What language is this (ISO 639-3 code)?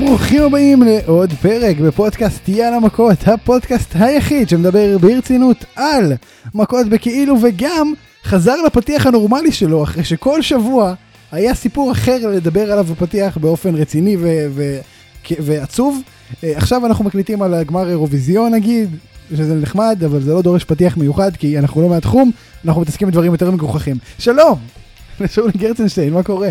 heb